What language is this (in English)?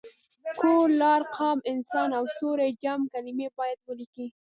Pashto